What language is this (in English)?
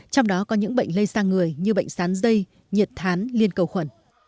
Vietnamese